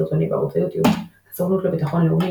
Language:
Hebrew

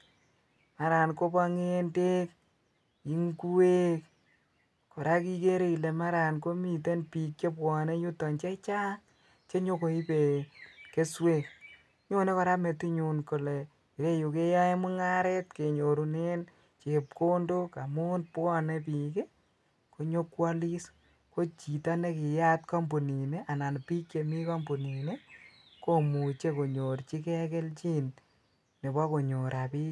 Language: Kalenjin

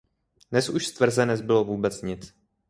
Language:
Czech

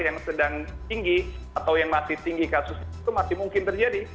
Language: Indonesian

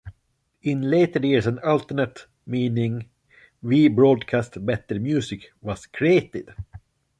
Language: English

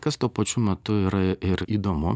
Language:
Lithuanian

